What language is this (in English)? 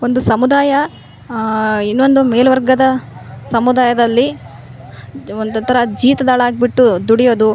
Kannada